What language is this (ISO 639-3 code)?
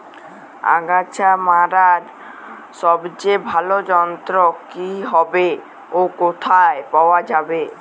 ben